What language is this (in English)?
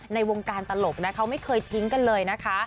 Thai